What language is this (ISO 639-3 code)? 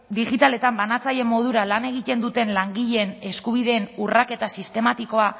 eus